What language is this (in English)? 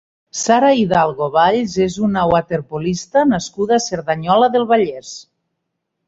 Catalan